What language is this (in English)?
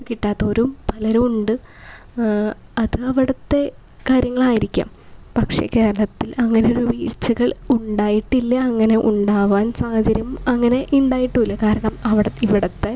Malayalam